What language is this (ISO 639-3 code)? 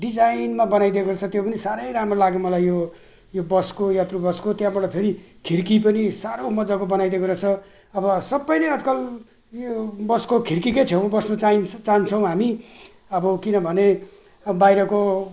nep